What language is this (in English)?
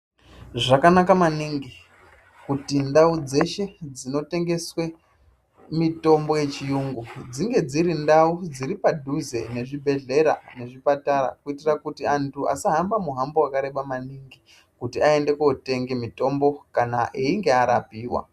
Ndau